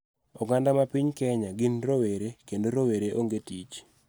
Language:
Luo (Kenya and Tanzania)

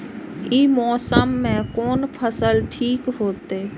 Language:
Maithili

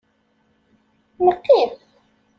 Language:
Kabyle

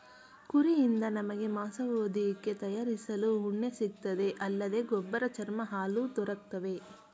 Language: Kannada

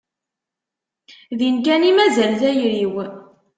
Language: Kabyle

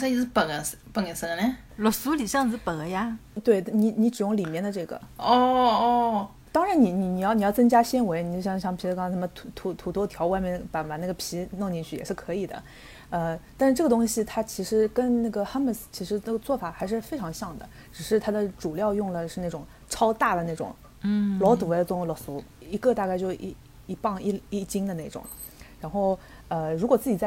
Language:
Chinese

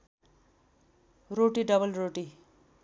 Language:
Nepali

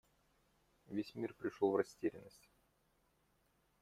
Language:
Russian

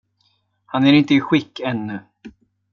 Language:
Swedish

